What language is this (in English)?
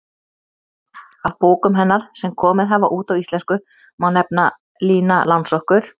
Icelandic